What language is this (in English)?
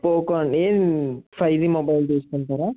Telugu